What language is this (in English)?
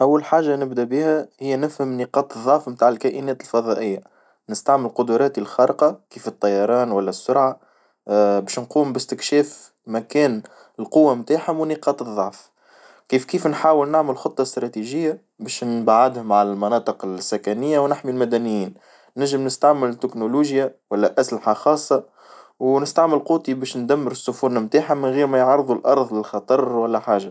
Tunisian Arabic